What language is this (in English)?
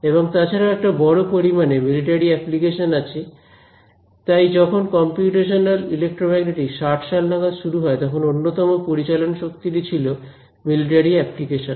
Bangla